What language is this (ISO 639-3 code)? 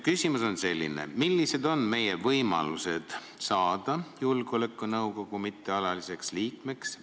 est